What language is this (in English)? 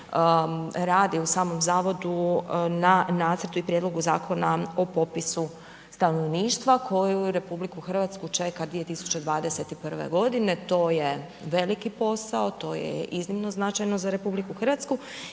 Croatian